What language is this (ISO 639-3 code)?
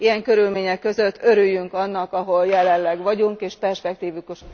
hun